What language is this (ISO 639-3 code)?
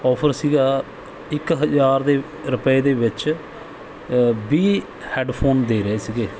pan